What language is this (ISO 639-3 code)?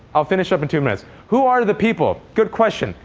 eng